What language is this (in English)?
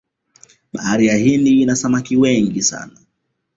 Swahili